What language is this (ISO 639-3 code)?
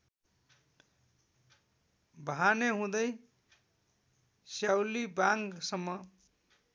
nep